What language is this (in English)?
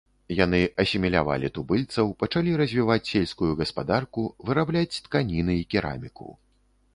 Belarusian